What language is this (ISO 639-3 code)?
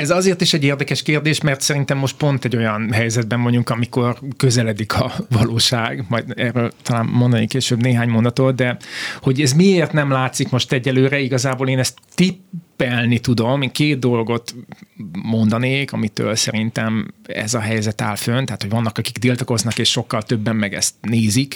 hun